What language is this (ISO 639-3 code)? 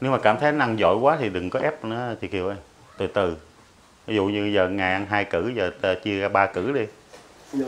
vie